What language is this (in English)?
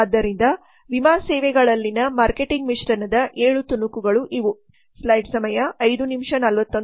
Kannada